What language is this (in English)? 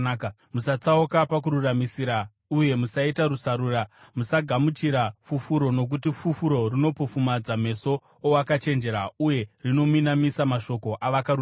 Shona